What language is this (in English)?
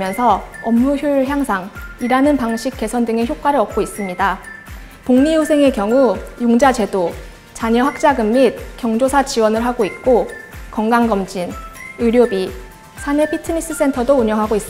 Korean